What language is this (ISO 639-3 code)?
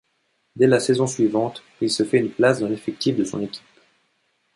fra